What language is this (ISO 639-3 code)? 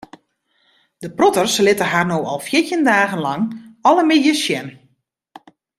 fry